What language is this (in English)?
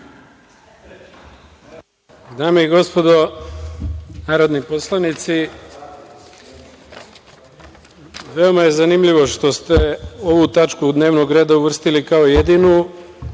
Serbian